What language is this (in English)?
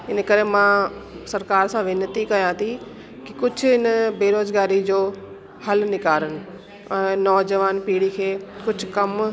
Sindhi